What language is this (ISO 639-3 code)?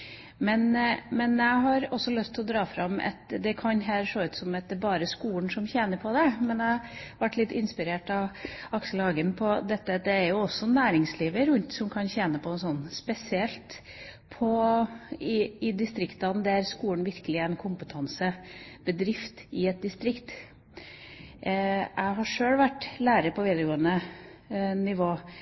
nob